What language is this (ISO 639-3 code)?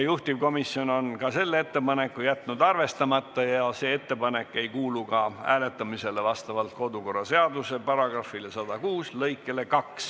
est